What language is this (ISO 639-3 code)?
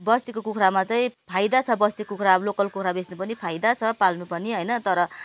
nep